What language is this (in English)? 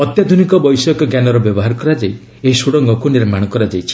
Odia